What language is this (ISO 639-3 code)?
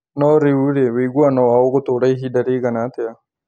kik